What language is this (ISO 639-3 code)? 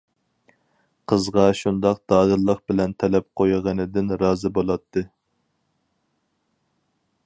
uig